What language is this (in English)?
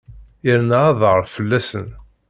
Kabyle